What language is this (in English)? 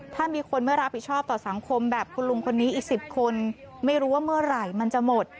Thai